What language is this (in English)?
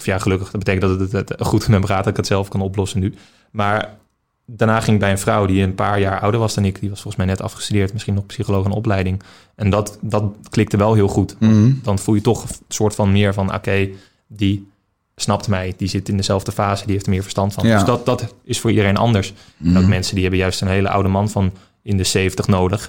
Dutch